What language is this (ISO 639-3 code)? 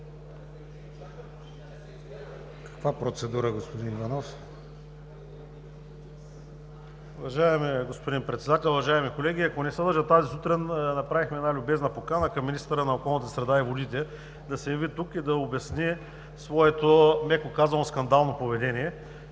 bul